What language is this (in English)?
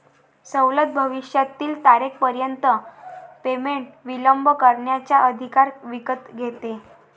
Marathi